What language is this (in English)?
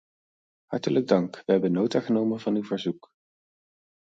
Dutch